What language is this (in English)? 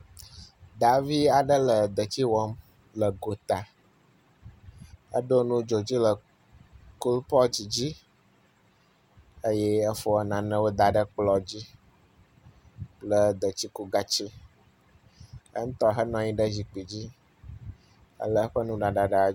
Ewe